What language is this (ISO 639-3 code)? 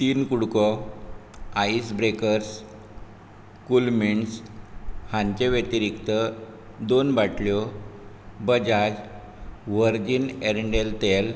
kok